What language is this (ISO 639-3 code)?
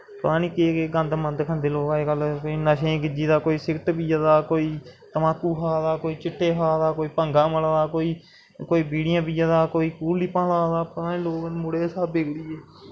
doi